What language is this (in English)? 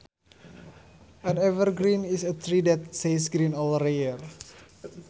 Sundanese